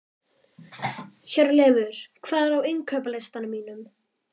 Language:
Icelandic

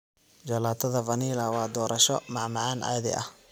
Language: Somali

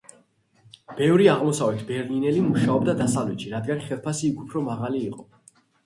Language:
Georgian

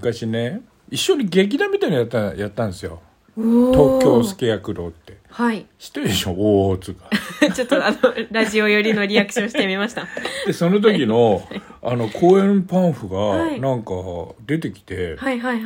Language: Japanese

